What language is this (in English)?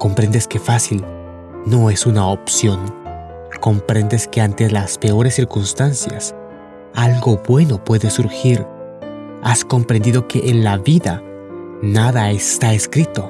Spanish